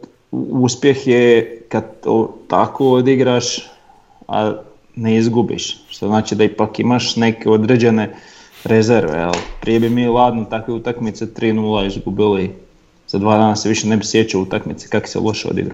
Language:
Croatian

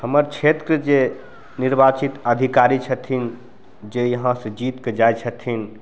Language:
Maithili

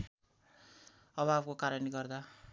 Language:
Nepali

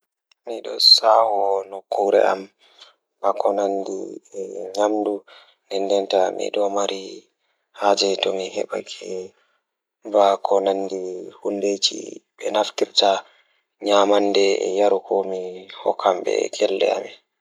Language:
Fula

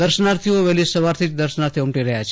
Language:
Gujarati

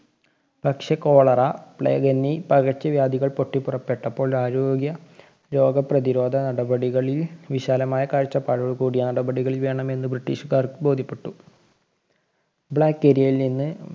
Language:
Malayalam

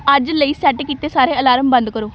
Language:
Punjabi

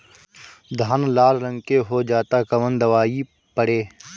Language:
Bhojpuri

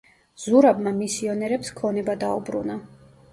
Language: Georgian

